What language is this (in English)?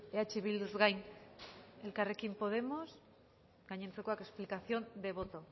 Basque